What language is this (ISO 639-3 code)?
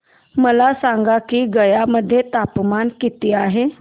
mar